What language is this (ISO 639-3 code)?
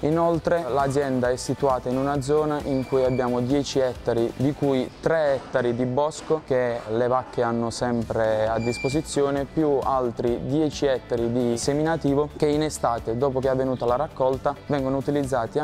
ita